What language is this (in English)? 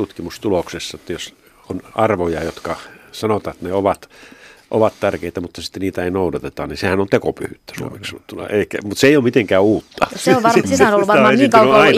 Finnish